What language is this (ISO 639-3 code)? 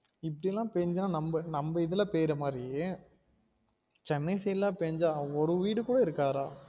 tam